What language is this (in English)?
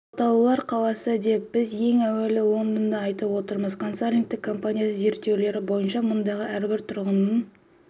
Kazakh